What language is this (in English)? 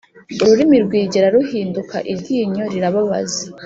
Kinyarwanda